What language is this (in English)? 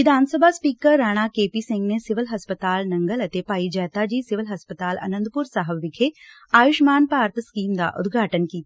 Punjabi